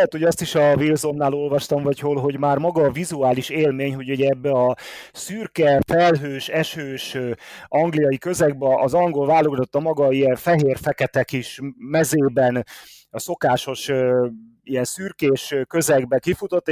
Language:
Hungarian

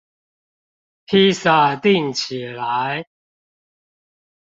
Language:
Chinese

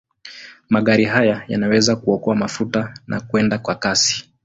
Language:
Swahili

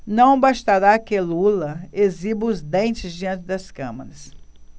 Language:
Portuguese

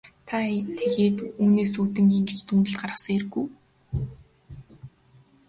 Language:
Mongolian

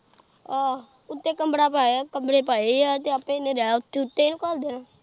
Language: Punjabi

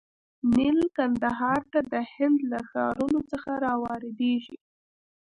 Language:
Pashto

